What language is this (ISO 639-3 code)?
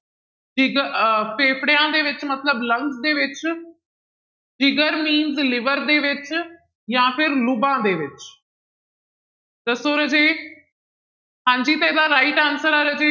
pan